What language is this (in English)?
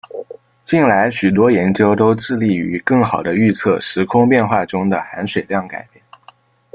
Chinese